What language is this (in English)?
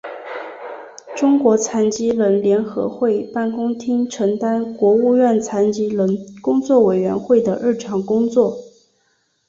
Chinese